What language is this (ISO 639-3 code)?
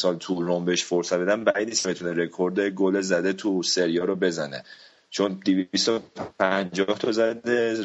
fas